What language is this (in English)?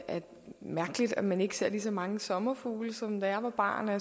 Danish